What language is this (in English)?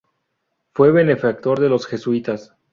Spanish